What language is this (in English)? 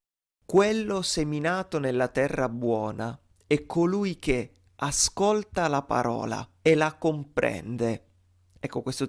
Italian